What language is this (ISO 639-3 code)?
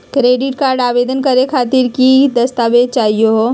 mag